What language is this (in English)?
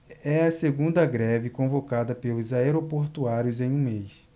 Portuguese